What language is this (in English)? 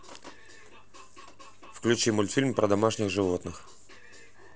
Russian